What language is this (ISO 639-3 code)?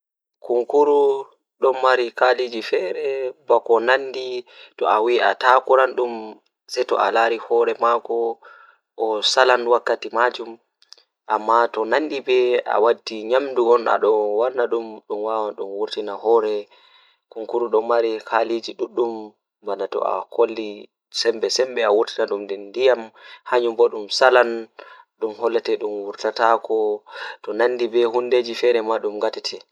ful